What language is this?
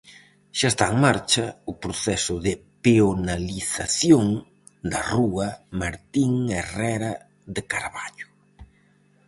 Galician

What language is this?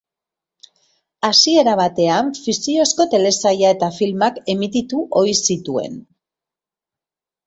Basque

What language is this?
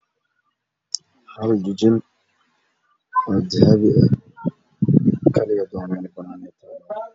Somali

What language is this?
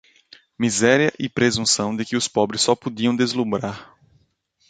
Portuguese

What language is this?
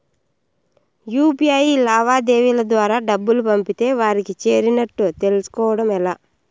Telugu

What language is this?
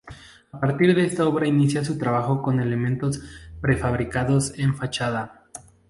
Spanish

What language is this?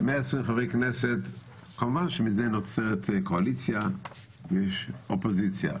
Hebrew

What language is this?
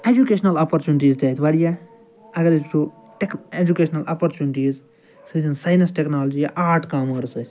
Kashmiri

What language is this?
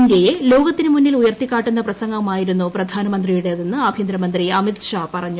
Malayalam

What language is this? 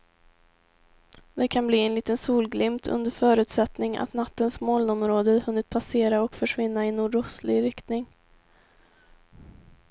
Swedish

